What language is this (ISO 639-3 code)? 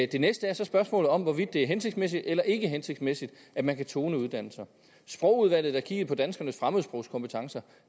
dan